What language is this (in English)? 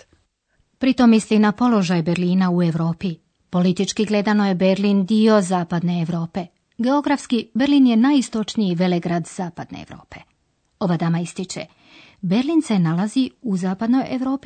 Croatian